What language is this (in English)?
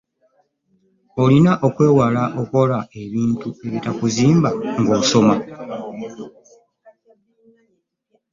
Ganda